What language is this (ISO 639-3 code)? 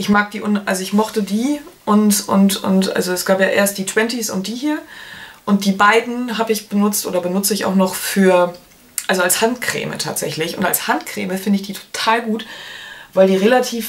deu